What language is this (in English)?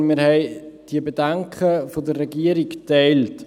Swiss German